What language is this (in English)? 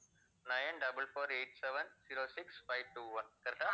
Tamil